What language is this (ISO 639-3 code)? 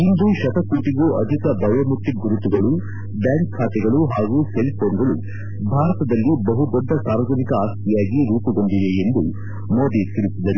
kan